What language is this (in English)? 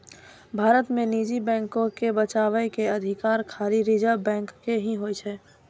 Maithili